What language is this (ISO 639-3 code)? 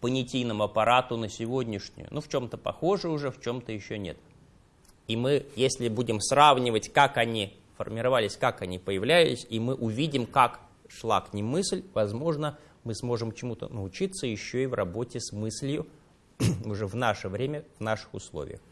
rus